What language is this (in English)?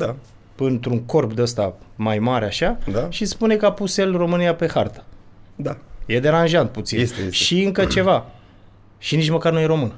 Romanian